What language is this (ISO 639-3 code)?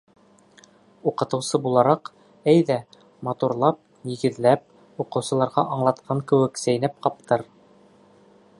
bak